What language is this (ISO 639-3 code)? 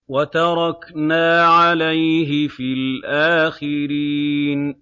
ara